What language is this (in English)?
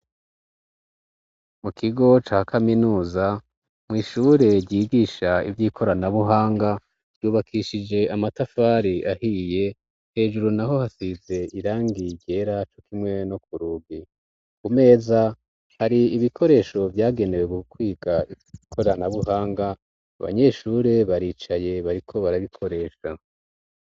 Rundi